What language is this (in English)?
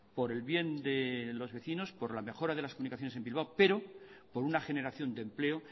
Spanish